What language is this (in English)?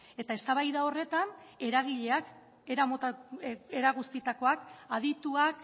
Basque